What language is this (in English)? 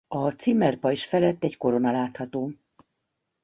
Hungarian